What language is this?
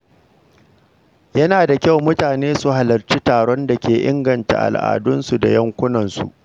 Hausa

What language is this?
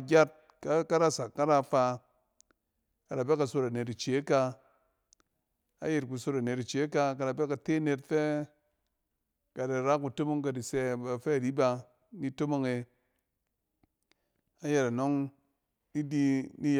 Cen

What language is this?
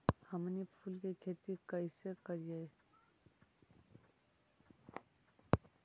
Magahi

